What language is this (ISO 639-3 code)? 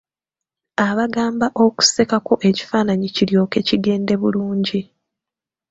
lug